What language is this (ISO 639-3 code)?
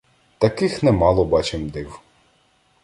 ukr